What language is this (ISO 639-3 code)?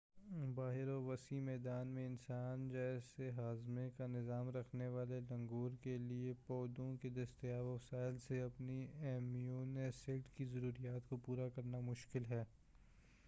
urd